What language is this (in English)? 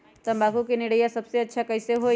Magahi